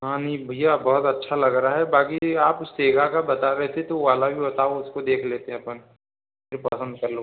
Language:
Hindi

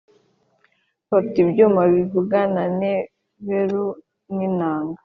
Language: Kinyarwanda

